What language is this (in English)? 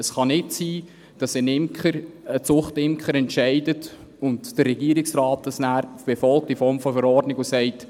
Swiss German